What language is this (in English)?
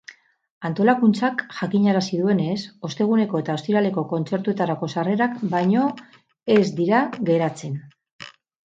Basque